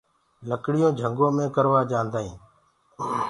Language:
Gurgula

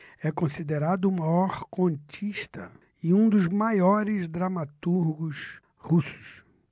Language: Portuguese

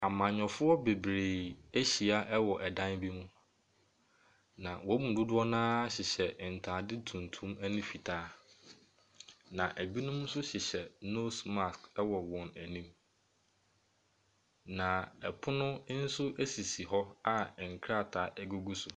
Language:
Akan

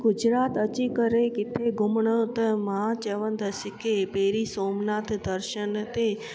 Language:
Sindhi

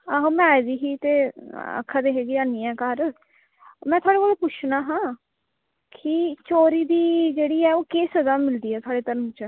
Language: Dogri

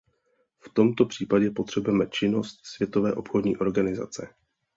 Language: Czech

